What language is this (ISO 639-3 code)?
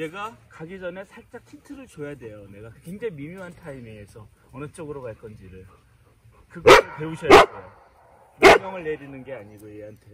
kor